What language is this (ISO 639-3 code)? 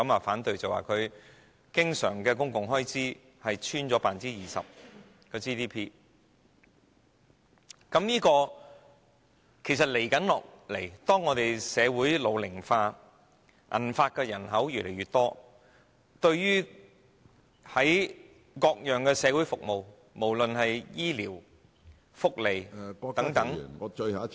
yue